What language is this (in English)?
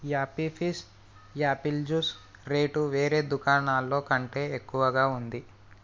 Telugu